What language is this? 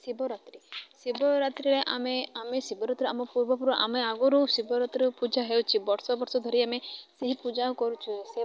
Odia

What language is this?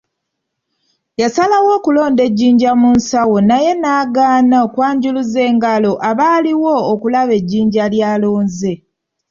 Ganda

